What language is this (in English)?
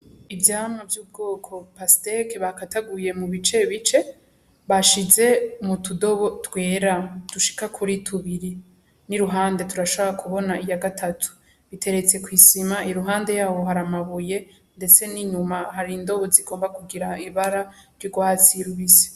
Rundi